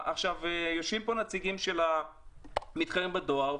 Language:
Hebrew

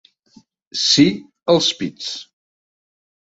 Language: Catalan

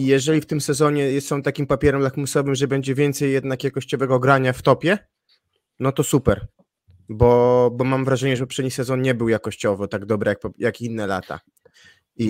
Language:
Polish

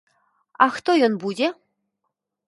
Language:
Belarusian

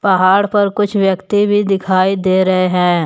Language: Hindi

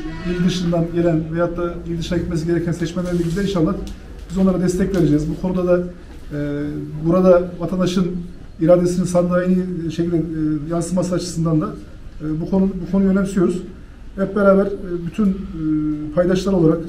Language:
Turkish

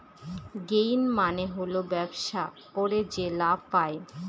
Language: Bangla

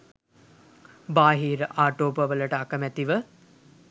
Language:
Sinhala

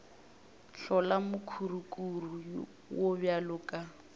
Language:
Northern Sotho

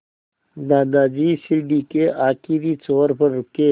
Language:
Hindi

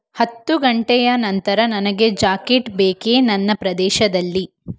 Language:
Kannada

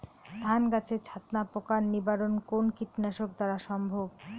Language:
Bangla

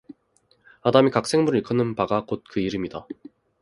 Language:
Korean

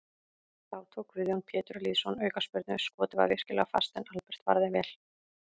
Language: Icelandic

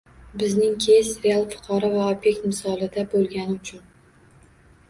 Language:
Uzbek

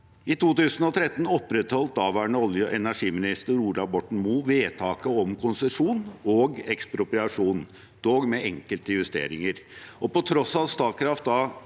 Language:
Norwegian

